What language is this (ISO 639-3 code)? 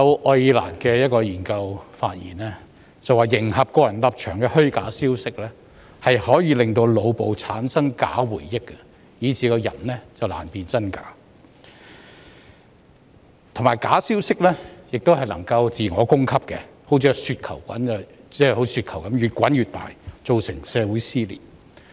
yue